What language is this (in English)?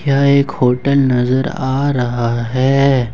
Hindi